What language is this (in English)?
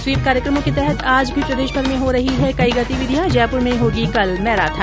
Hindi